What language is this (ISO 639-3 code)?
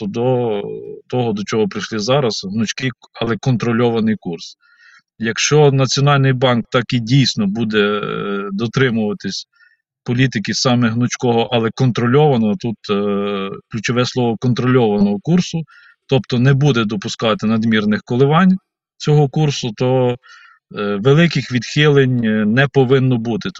ukr